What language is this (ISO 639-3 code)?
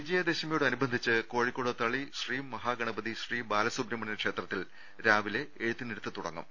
mal